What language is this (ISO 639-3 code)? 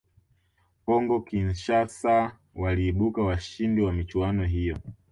swa